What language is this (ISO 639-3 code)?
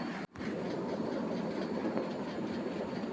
mai